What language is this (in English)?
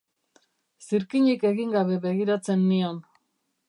Basque